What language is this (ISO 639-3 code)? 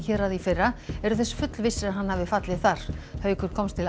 isl